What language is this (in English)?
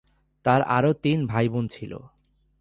Bangla